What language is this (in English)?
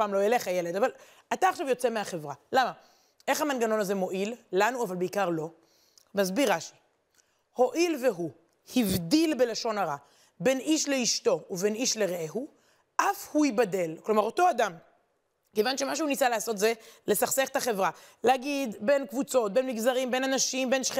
Hebrew